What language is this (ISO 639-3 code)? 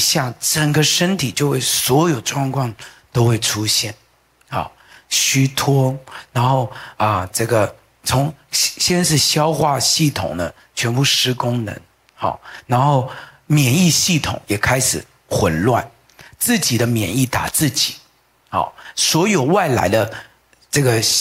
zho